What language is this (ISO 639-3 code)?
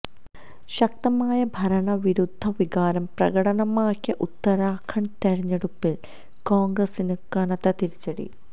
mal